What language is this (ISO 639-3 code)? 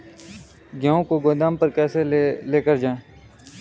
hin